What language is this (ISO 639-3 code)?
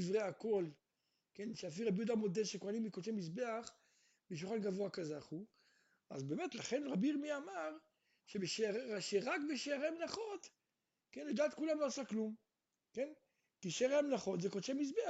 heb